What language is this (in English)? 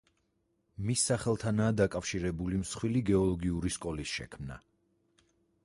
Georgian